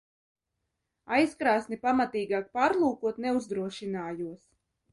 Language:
Latvian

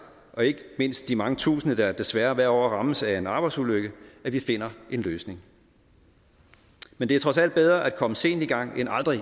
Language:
Danish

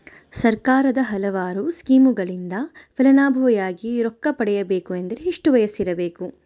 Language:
Kannada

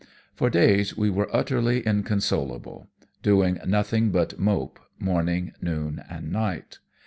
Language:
English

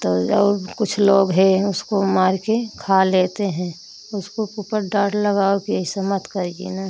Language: Hindi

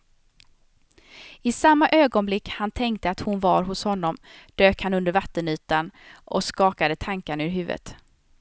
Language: Swedish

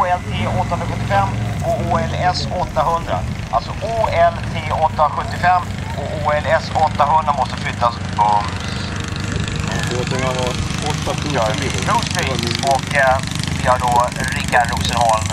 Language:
Swedish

